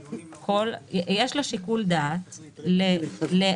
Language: Hebrew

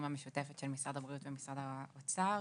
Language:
Hebrew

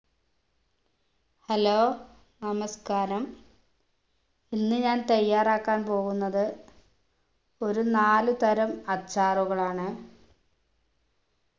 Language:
Malayalam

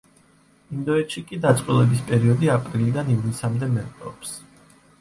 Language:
Georgian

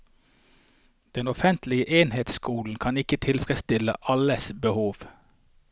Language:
Norwegian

